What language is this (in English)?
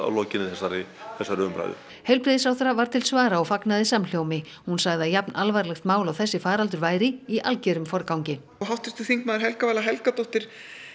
Icelandic